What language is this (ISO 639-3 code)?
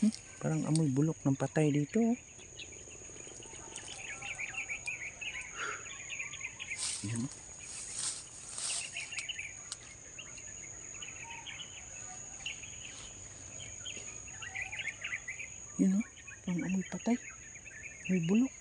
fil